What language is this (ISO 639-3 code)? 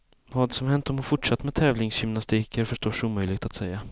swe